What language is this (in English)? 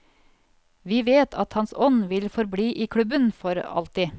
Norwegian